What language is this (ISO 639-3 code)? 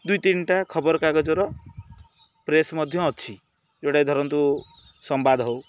ori